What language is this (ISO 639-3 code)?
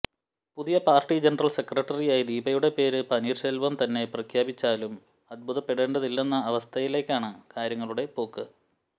mal